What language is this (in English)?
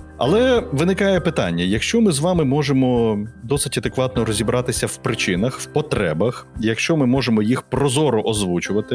Ukrainian